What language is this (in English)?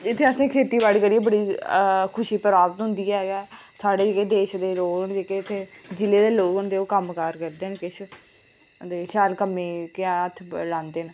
Dogri